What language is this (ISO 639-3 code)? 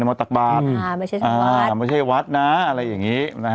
tha